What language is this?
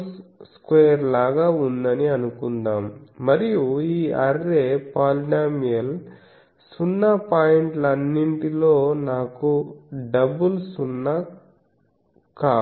Telugu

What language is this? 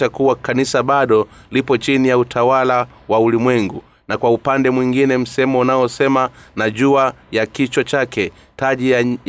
Swahili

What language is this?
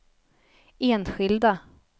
Swedish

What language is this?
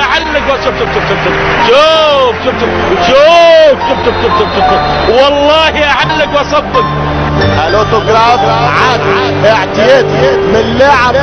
Arabic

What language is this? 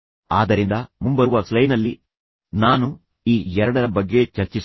Kannada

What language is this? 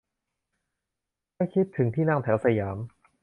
Thai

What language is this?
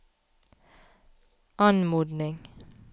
Norwegian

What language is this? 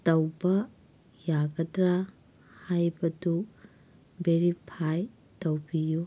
Manipuri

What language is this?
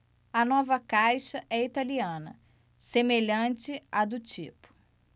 Portuguese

